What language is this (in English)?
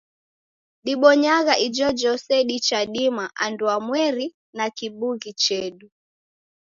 Taita